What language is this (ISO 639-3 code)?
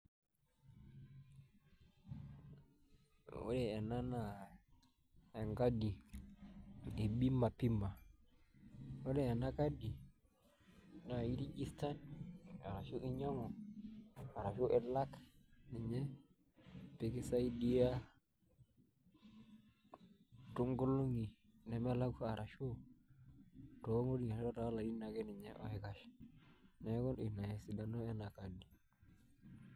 mas